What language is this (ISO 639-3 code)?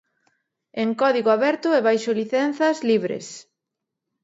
glg